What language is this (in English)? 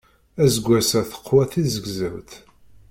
Kabyle